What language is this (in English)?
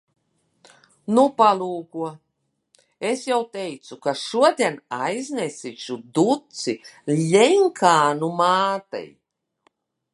Latvian